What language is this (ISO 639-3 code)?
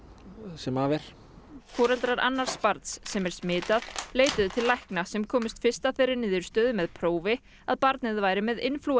isl